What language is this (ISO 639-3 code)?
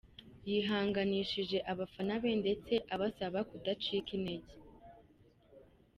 kin